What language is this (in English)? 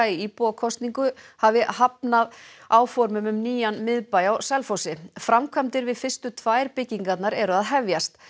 Icelandic